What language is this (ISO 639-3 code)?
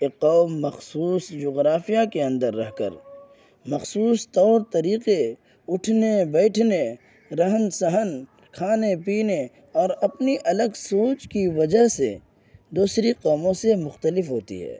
urd